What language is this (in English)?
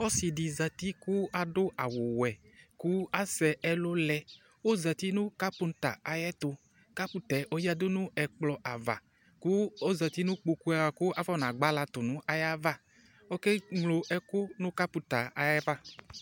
Ikposo